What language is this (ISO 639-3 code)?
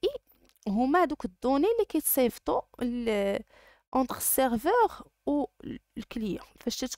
ara